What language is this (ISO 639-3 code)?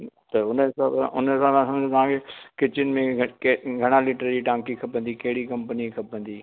snd